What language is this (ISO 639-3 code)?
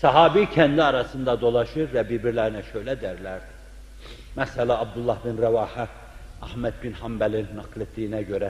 tur